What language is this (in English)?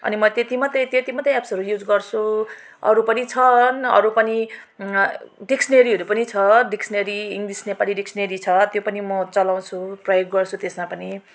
Nepali